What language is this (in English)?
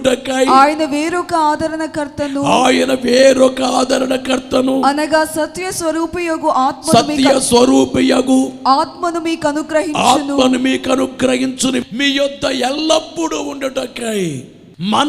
Telugu